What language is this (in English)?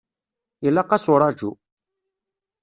Kabyle